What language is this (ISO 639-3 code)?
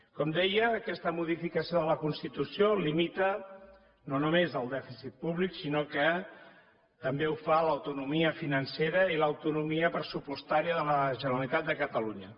cat